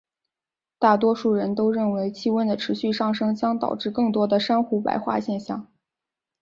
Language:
Chinese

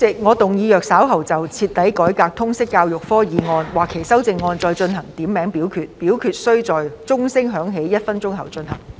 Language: Cantonese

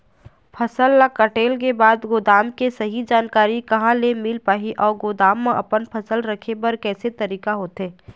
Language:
Chhattisgarhi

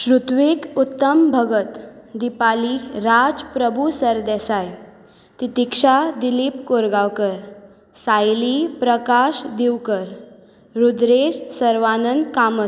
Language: Konkani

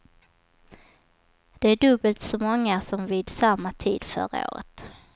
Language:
Swedish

